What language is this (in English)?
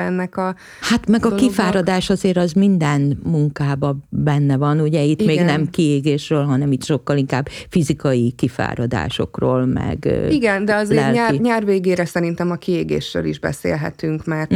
Hungarian